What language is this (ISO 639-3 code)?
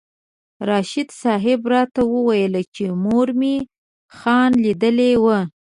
pus